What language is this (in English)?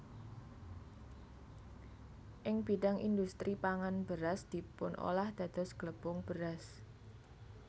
Javanese